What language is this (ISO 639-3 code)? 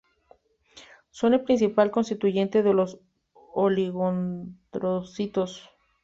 spa